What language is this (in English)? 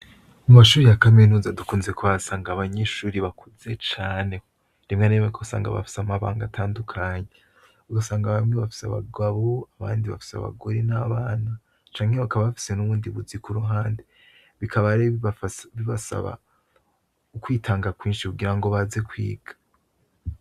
Rundi